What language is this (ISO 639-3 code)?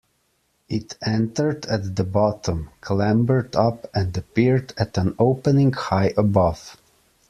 eng